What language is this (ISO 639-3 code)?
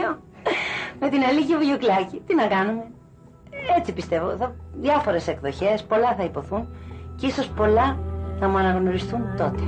ell